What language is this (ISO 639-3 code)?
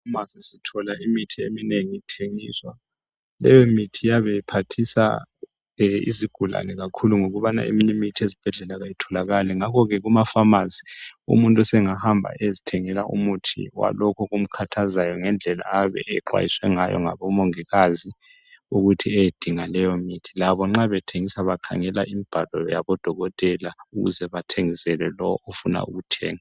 nde